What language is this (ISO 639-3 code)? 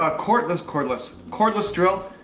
eng